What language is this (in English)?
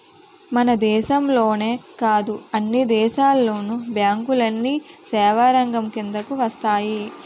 Telugu